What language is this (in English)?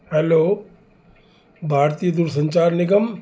Sindhi